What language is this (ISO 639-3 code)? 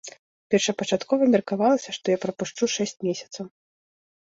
bel